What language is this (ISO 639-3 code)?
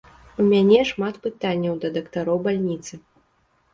bel